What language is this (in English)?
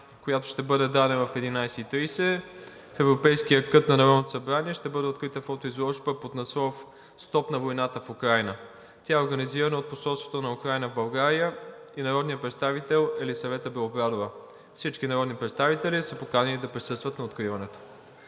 Bulgarian